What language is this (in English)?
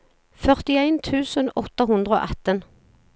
Norwegian